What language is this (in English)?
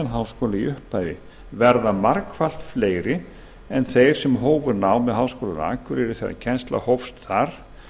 Icelandic